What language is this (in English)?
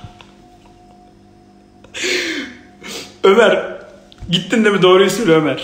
Turkish